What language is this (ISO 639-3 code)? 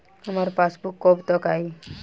bho